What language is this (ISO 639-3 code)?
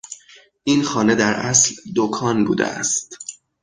fas